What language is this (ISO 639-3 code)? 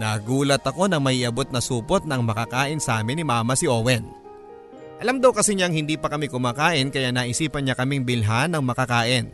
fil